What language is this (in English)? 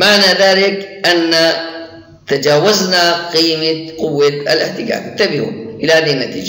Arabic